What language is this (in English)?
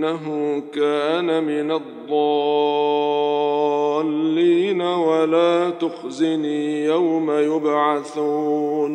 Arabic